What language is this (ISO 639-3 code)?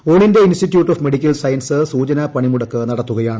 mal